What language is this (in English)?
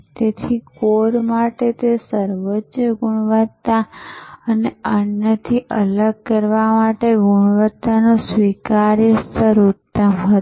Gujarati